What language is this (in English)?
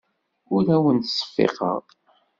Kabyle